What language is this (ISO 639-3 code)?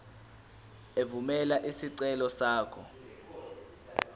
zul